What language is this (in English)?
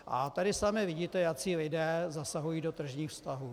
Czech